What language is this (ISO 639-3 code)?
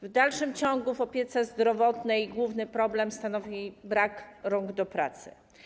pol